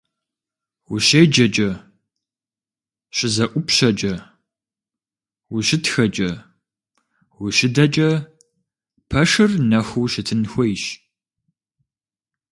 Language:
Kabardian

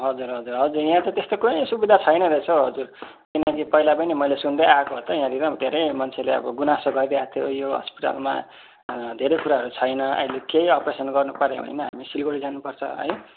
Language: Nepali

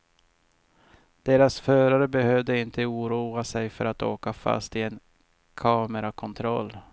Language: Swedish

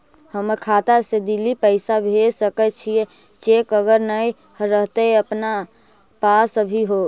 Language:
Magahi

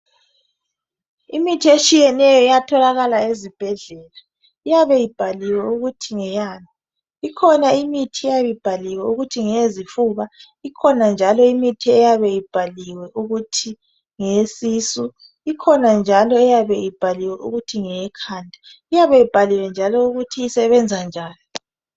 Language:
North Ndebele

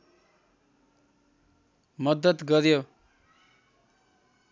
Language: Nepali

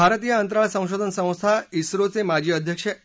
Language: Marathi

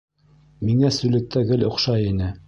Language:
Bashkir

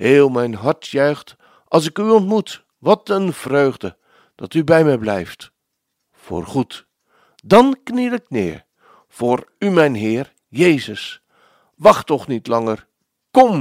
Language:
Dutch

